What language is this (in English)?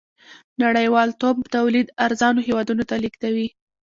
Pashto